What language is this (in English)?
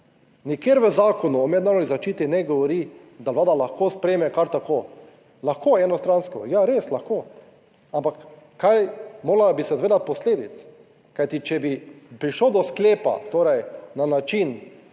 Slovenian